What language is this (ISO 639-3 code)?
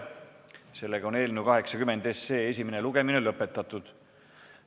est